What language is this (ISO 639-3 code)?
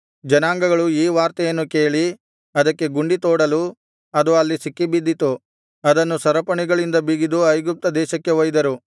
kan